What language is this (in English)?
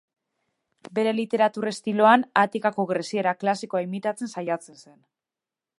Basque